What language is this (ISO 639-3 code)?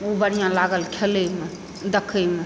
mai